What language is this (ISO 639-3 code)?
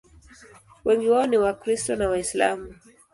swa